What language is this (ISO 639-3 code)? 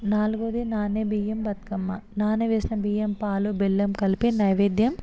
tel